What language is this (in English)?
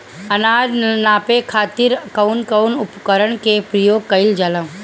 Bhojpuri